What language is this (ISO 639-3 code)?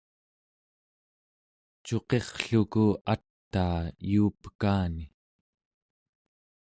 esu